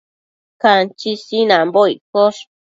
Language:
Matsés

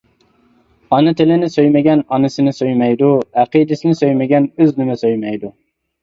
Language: Uyghur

